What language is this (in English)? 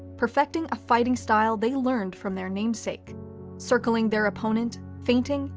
English